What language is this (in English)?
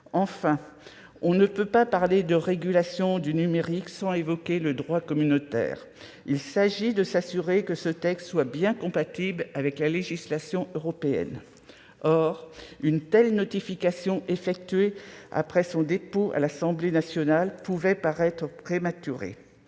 French